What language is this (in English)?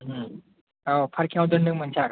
Bodo